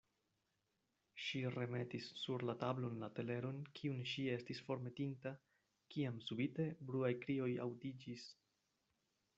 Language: Esperanto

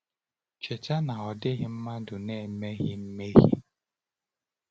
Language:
Igbo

